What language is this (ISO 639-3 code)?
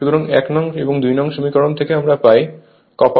ben